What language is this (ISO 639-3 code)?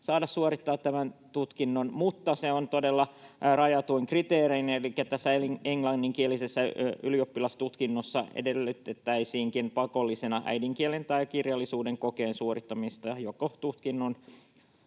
fin